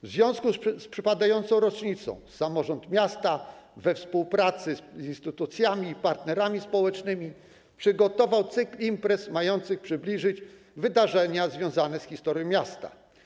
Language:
Polish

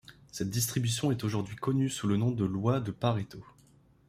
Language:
French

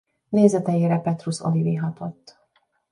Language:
Hungarian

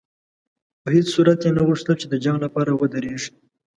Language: Pashto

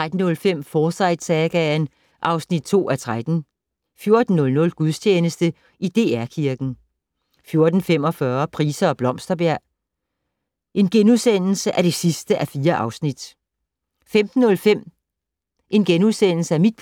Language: Danish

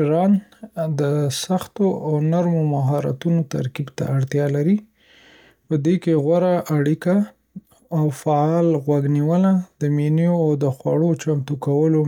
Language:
Pashto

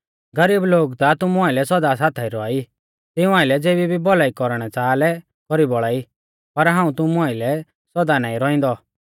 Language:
Mahasu Pahari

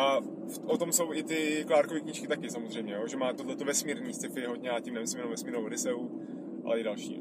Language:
Czech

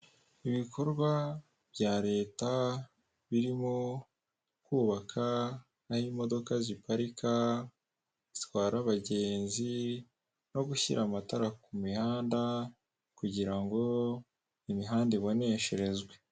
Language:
Kinyarwanda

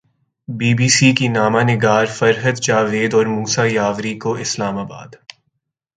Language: Urdu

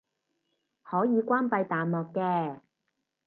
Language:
Cantonese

